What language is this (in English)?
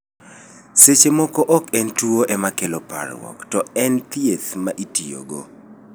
Luo (Kenya and Tanzania)